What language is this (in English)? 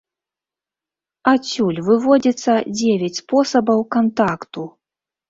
Belarusian